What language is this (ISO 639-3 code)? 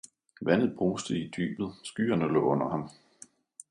dan